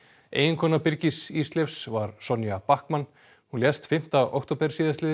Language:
Icelandic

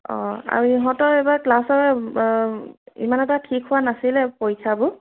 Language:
Assamese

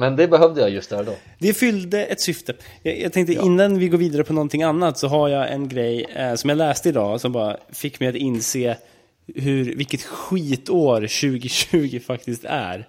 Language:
Swedish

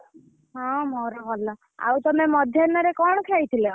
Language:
Odia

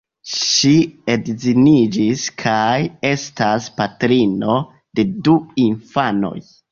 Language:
Esperanto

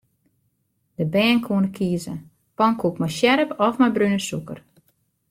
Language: Western Frisian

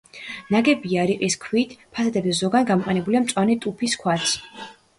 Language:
Georgian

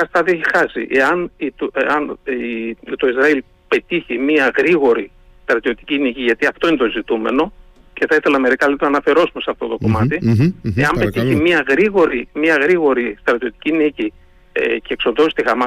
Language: Greek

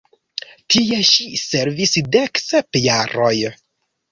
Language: Esperanto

